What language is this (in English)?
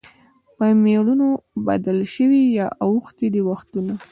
Pashto